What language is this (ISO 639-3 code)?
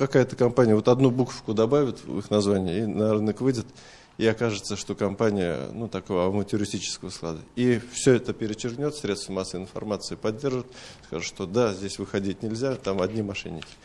rus